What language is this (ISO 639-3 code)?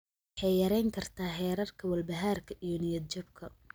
som